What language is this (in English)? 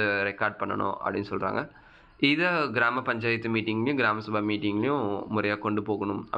Tamil